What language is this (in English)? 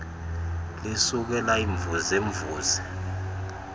Xhosa